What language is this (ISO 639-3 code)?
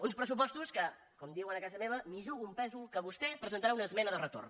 cat